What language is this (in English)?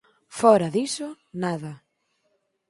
Galician